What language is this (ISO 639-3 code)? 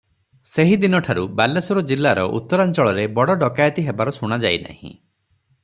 ori